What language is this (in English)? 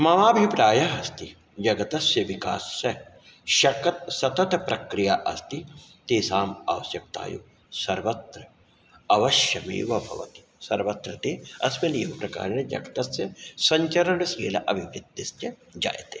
Sanskrit